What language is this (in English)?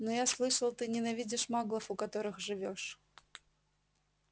Russian